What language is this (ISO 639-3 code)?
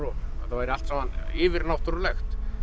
isl